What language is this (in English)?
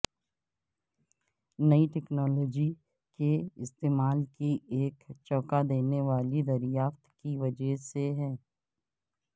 Urdu